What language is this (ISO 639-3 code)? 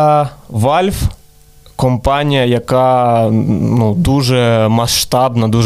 ukr